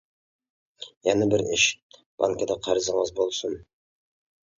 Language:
Uyghur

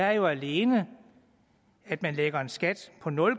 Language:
Danish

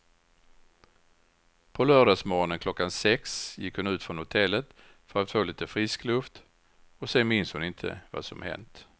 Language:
Swedish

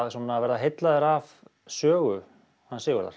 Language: Icelandic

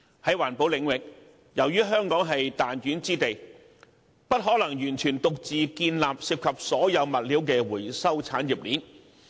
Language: Cantonese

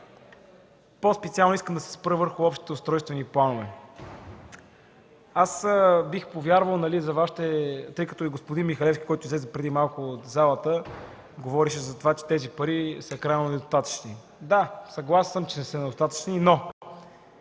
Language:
Bulgarian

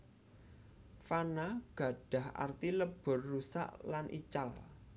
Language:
Javanese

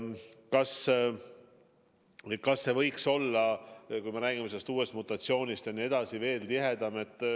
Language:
Estonian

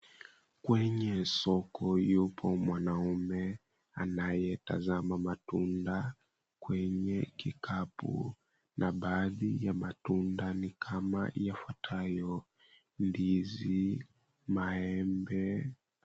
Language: Swahili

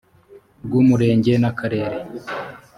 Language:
Kinyarwanda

